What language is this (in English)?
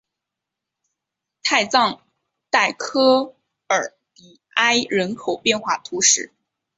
Chinese